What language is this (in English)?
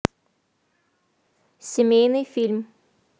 Russian